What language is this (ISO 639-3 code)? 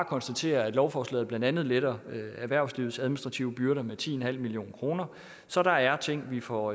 dan